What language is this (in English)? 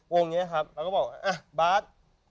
Thai